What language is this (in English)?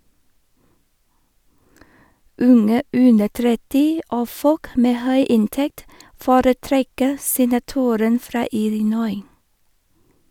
Norwegian